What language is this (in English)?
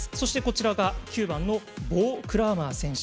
Japanese